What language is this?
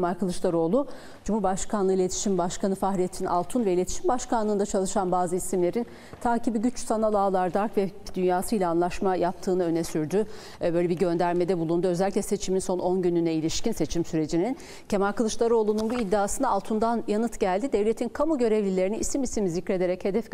Turkish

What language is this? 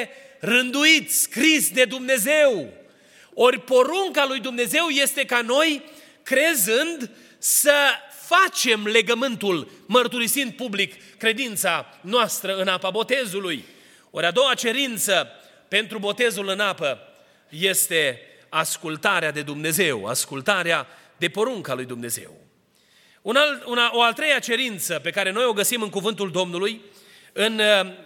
Romanian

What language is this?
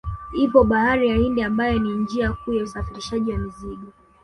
Swahili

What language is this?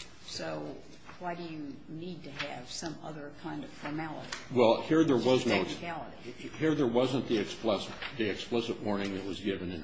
English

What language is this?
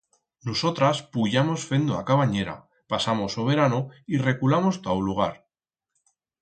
Aragonese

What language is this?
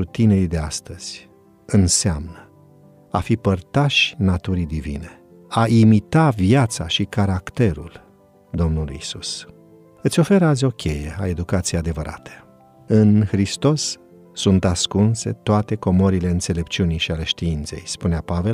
Romanian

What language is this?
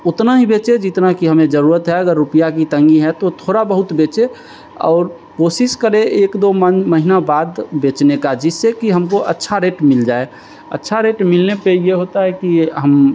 Hindi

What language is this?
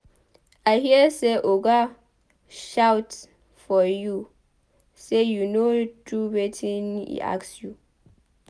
Nigerian Pidgin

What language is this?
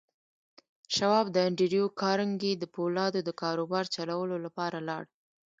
Pashto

